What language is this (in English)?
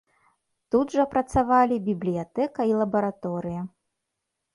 Belarusian